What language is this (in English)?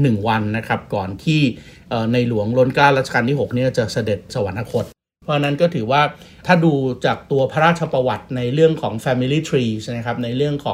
Thai